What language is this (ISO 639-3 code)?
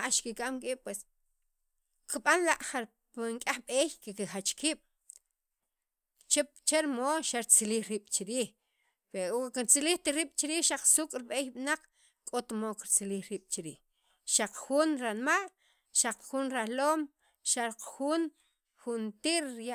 quv